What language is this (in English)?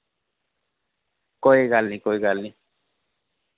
Dogri